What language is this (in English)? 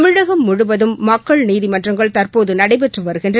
Tamil